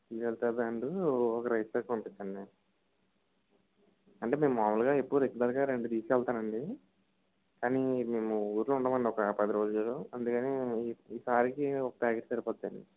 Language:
Telugu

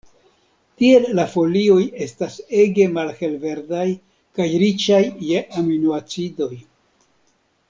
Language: Esperanto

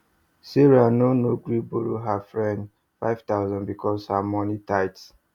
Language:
Nigerian Pidgin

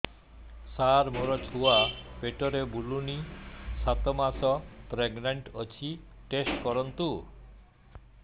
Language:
Odia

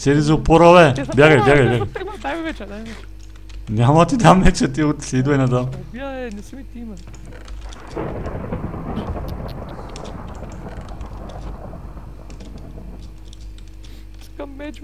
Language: Bulgarian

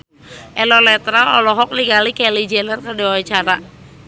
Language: Sundanese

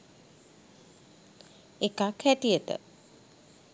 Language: Sinhala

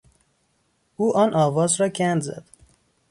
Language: Persian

